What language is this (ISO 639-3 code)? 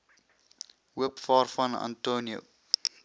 afr